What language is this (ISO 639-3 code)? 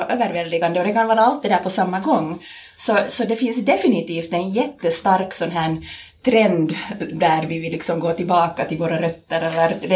swe